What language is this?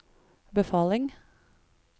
Norwegian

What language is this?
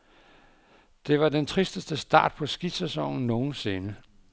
Danish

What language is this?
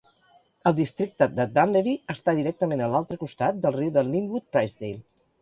Catalan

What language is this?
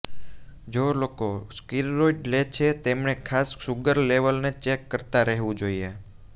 Gujarati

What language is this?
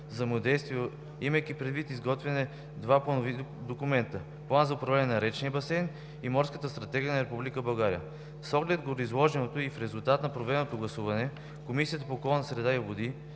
Bulgarian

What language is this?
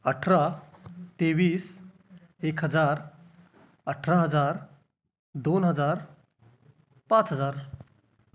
Marathi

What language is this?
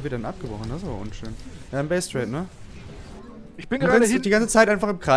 German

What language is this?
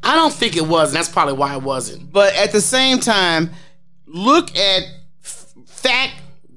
English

